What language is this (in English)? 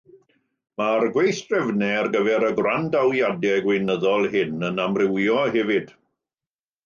Welsh